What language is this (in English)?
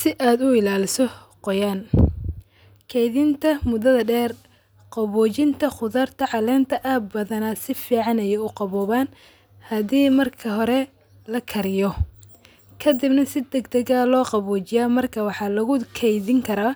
Somali